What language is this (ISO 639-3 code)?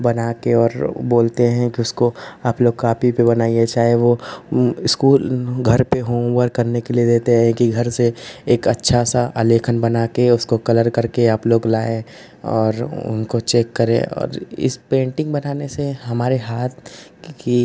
hin